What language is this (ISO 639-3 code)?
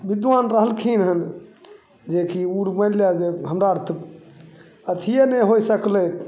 mai